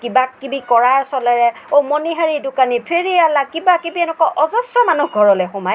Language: Assamese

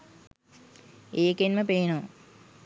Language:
Sinhala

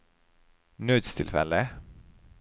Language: Norwegian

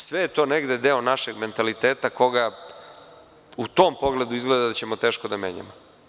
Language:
Serbian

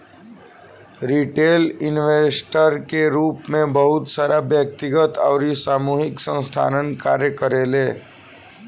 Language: Bhojpuri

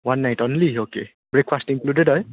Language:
Nepali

